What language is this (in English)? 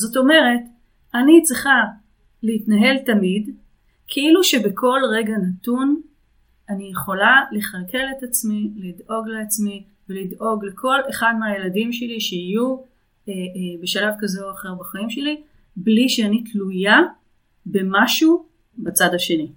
Hebrew